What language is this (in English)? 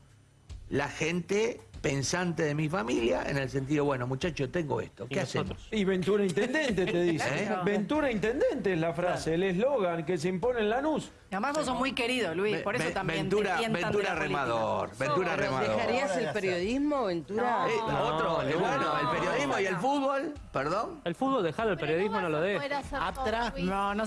Spanish